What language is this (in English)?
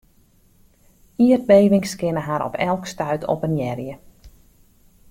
Western Frisian